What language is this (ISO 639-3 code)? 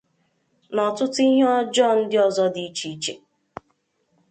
ibo